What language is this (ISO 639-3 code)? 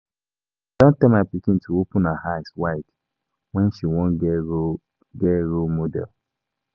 pcm